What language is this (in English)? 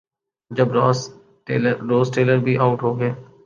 Urdu